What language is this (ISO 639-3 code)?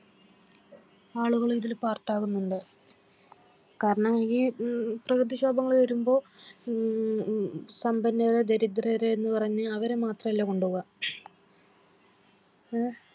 mal